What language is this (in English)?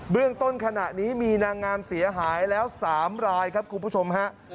Thai